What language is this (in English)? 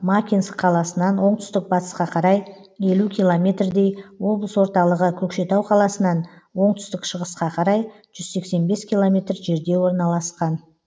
Kazakh